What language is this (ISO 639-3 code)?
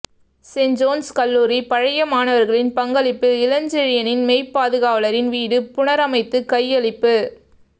tam